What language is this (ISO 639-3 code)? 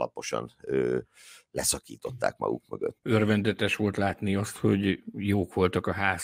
hun